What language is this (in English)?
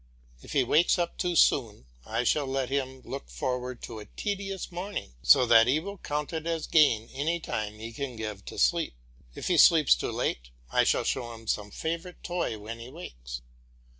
English